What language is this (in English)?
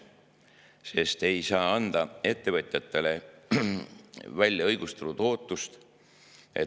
Estonian